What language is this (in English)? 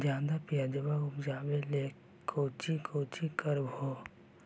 Magahi